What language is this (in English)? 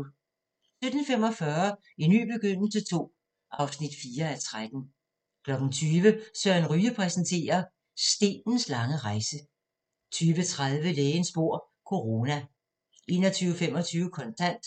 Danish